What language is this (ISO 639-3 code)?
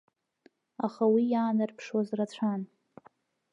abk